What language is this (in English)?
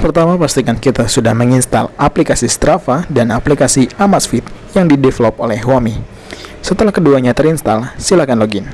Indonesian